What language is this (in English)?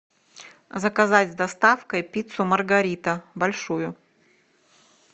Russian